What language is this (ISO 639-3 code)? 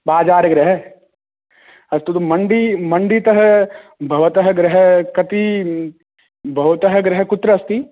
san